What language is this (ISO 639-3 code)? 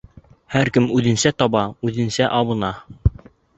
bak